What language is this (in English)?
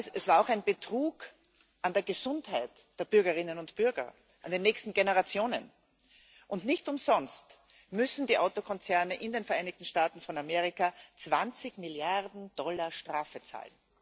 German